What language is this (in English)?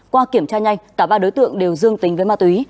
Vietnamese